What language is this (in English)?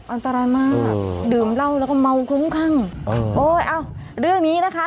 Thai